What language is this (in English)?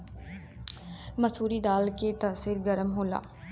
Bhojpuri